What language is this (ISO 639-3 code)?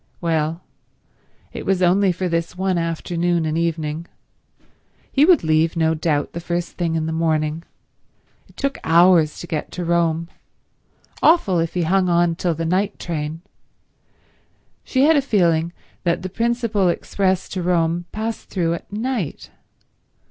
eng